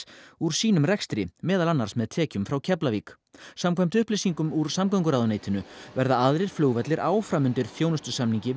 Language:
Icelandic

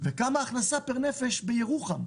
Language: Hebrew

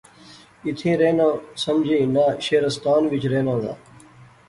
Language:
Pahari-Potwari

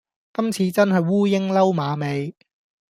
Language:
Cantonese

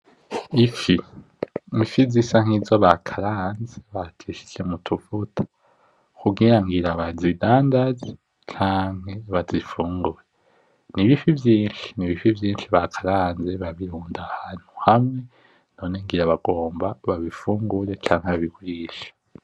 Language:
Rundi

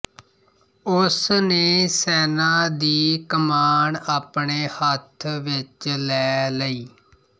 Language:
Punjabi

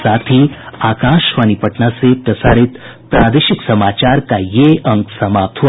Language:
Hindi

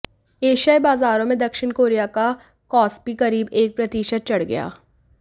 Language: Hindi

